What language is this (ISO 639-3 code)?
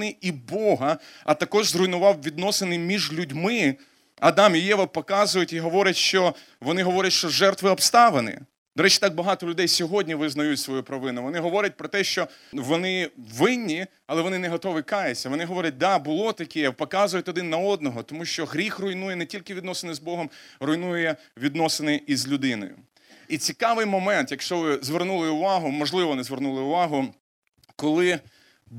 ukr